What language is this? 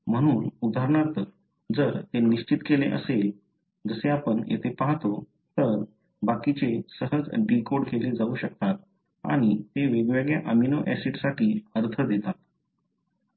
Marathi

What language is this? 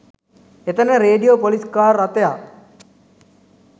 Sinhala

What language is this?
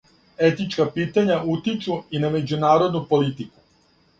Serbian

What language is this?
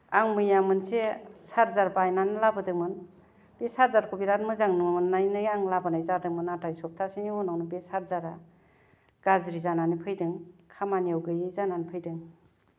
Bodo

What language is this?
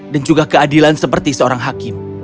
Indonesian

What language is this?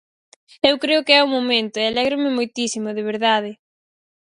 Galician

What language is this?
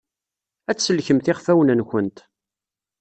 Kabyle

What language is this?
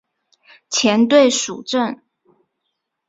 Chinese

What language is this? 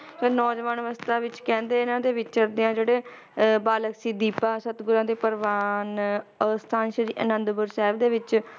Punjabi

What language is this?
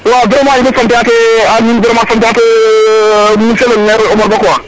Serer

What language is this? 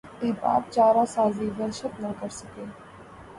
Urdu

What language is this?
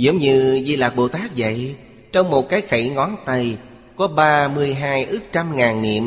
Vietnamese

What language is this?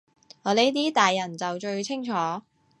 Cantonese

